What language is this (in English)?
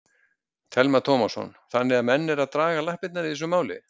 Icelandic